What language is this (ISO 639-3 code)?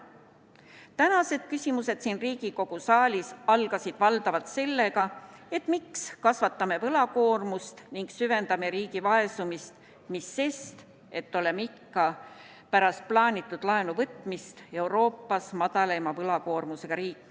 est